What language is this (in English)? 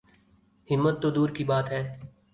Urdu